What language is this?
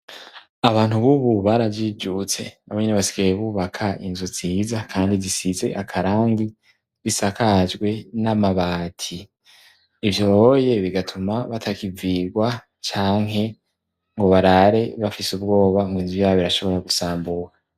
Rundi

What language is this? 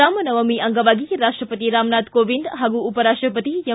Kannada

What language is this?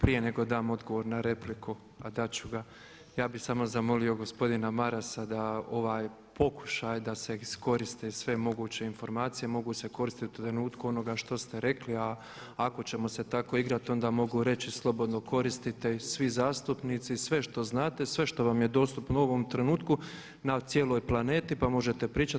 Croatian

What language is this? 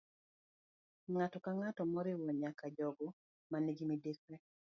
Luo (Kenya and Tanzania)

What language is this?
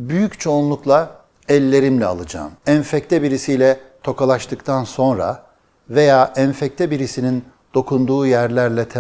Turkish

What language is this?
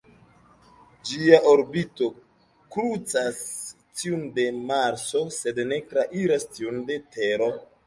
Esperanto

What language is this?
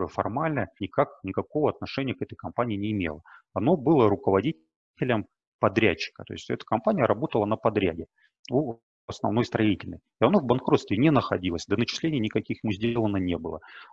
Russian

